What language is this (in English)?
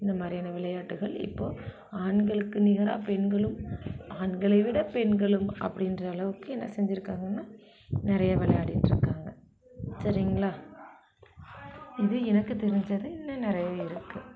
Tamil